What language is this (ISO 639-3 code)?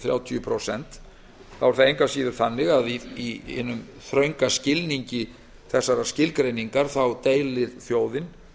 isl